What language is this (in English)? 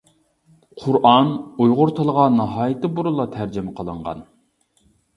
Uyghur